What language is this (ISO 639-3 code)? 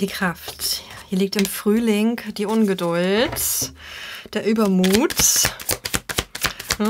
deu